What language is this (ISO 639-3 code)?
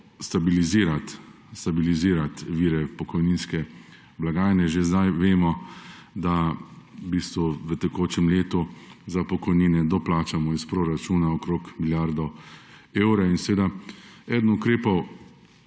slv